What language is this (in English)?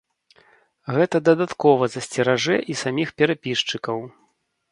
Belarusian